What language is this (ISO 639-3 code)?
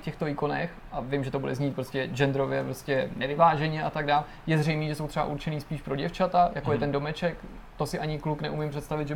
ces